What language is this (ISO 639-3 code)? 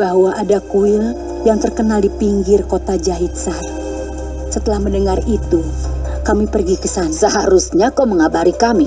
ind